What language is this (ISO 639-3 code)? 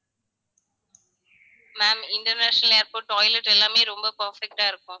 tam